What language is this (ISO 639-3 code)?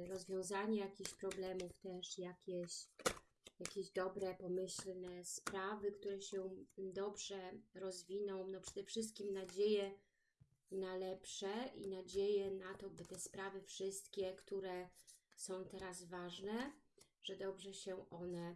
pol